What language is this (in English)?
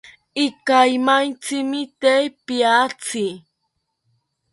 South Ucayali Ashéninka